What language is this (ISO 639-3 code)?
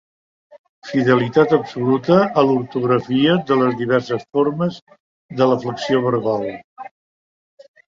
cat